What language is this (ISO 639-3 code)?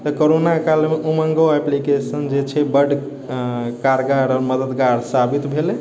mai